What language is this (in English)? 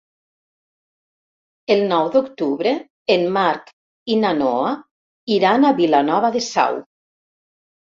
Catalan